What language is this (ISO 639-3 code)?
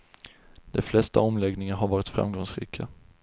swe